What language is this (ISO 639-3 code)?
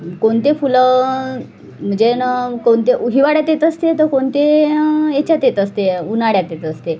mar